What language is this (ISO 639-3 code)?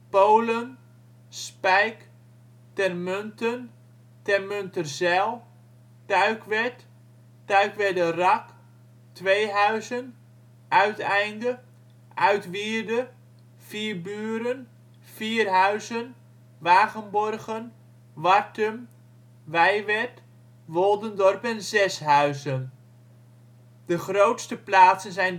nld